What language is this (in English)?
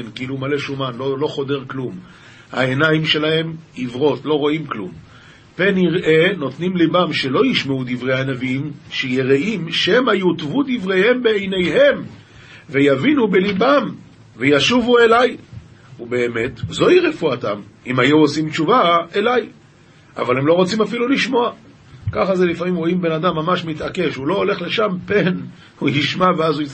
Hebrew